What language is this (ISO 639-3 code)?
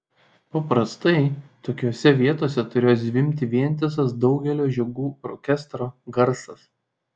lit